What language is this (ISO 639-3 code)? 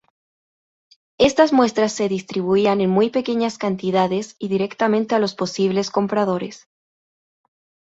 spa